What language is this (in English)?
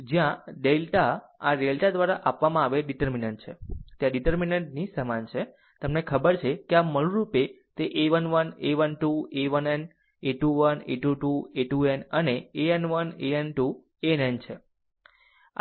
Gujarati